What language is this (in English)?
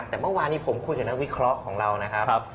Thai